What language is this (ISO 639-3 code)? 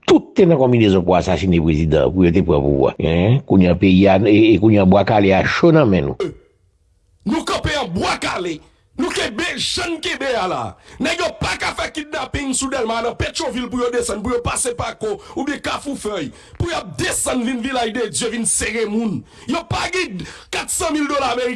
fra